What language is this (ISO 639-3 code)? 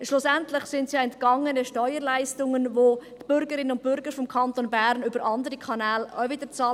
gsw